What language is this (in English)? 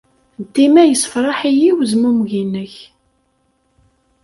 Kabyle